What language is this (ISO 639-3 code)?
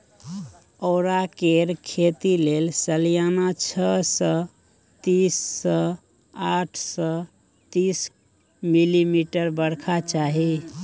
mai